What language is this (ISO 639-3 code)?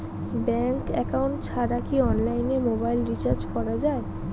ben